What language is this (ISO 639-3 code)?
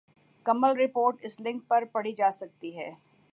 urd